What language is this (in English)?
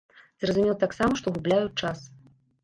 Belarusian